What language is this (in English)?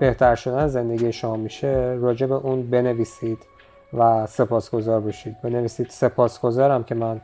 Persian